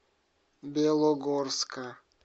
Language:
Russian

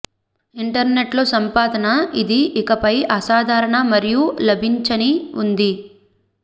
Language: Telugu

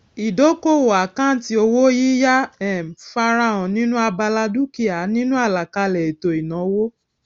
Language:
Yoruba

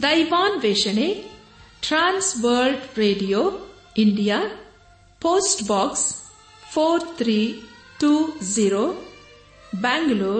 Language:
Kannada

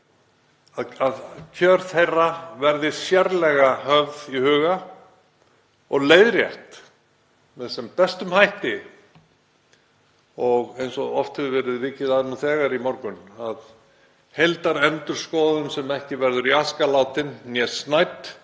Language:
Icelandic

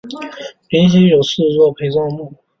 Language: Chinese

